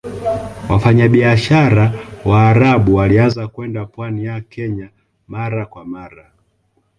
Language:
Swahili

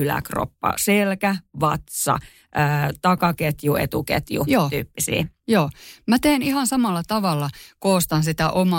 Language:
Finnish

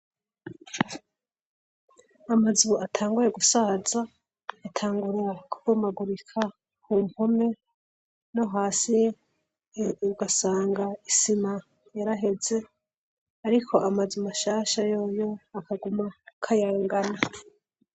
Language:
Rundi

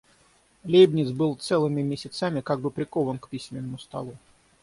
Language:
Russian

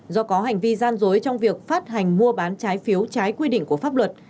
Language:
Vietnamese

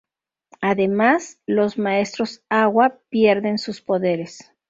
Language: Spanish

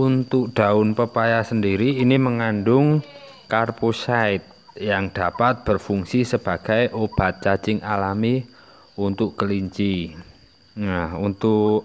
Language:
Indonesian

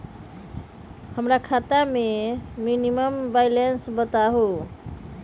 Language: Magahi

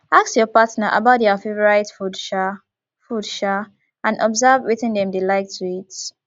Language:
Nigerian Pidgin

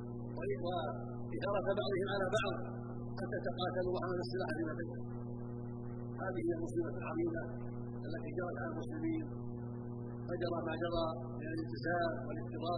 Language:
Arabic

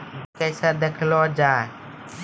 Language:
Maithili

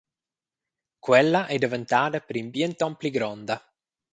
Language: Romansh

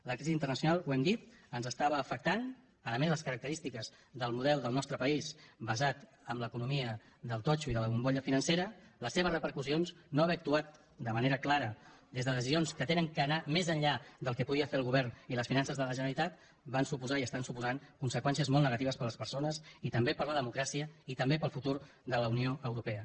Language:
Catalan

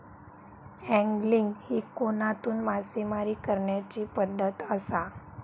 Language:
Marathi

